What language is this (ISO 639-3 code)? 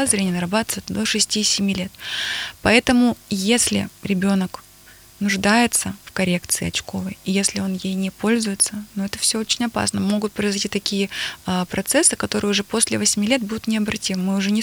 rus